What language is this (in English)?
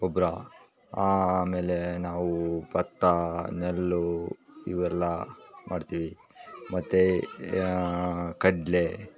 Kannada